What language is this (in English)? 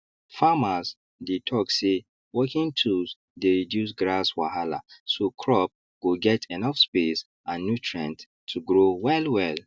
Nigerian Pidgin